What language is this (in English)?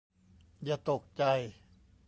Thai